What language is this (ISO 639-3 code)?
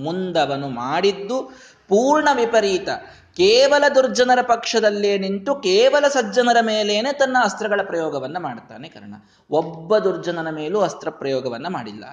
kan